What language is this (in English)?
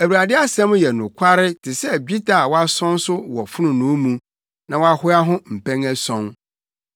Akan